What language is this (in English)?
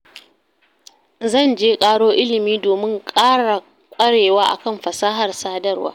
Hausa